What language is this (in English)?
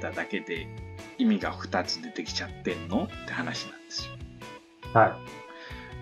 Japanese